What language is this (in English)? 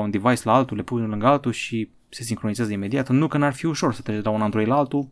Romanian